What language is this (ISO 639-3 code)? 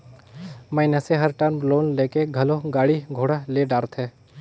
hne